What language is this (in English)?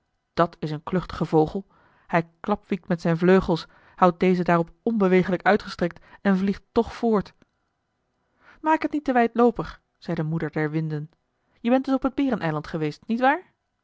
Dutch